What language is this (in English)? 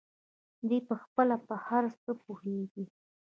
Pashto